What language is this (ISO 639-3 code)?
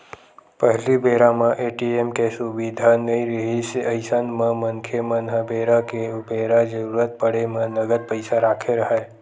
hne